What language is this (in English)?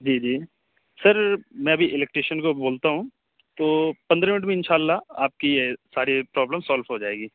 Urdu